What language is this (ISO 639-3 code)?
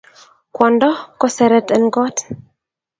kln